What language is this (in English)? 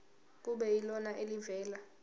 Zulu